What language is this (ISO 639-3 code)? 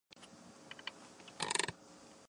zho